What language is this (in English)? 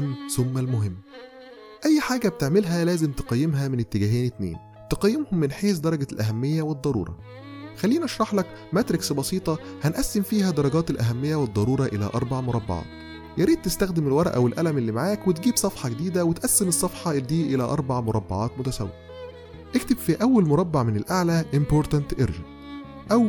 Arabic